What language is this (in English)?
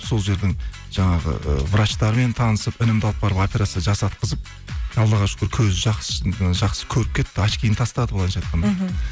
Kazakh